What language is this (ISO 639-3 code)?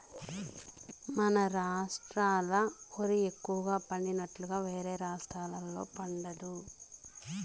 tel